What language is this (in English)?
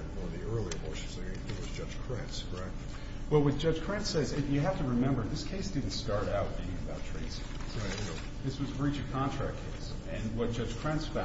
English